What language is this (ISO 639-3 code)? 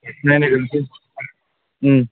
brx